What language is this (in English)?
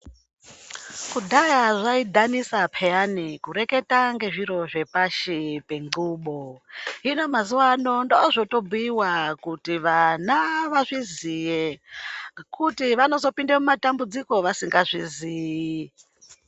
Ndau